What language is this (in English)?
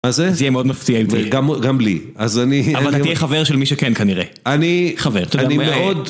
Hebrew